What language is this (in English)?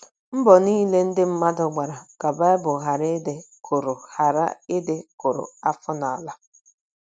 Igbo